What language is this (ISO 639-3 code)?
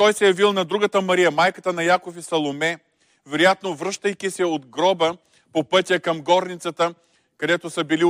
bul